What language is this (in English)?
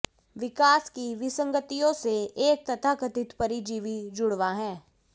Hindi